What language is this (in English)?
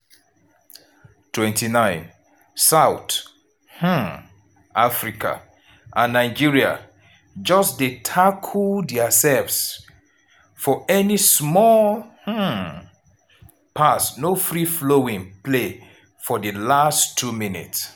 Nigerian Pidgin